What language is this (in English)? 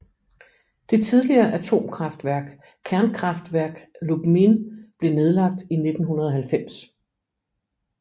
Danish